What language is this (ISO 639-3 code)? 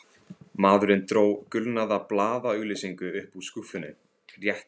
isl